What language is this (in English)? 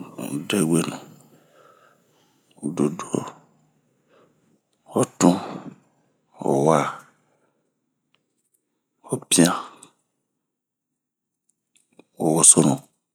Bomu